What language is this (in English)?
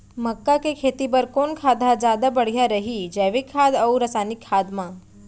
Chhattisgarhi